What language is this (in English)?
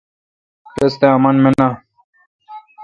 Kalkoti